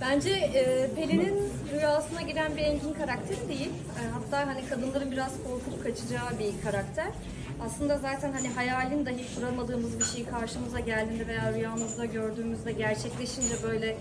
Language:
Turkish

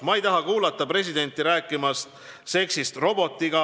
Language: Estonian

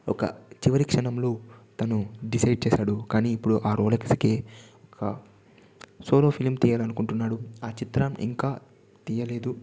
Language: Telugu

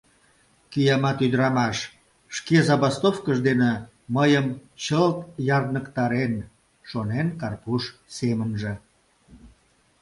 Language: Mari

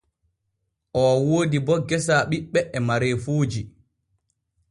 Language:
Borgu Fulfulde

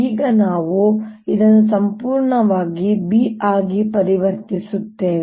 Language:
Kannada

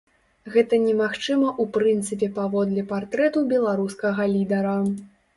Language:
Belarusian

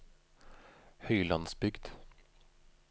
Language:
Norwegian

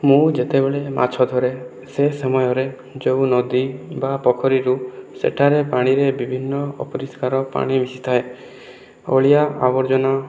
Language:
Odia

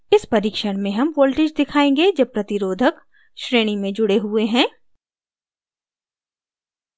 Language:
Hindi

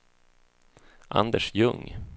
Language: Swedish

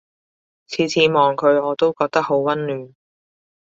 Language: Cantonese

